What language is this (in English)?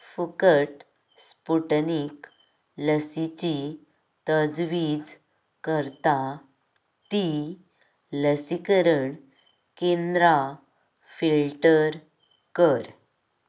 Konkani